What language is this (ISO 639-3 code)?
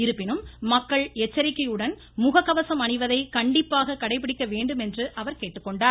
tam